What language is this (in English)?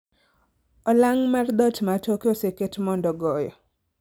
Luo (Kenya and Tanzania)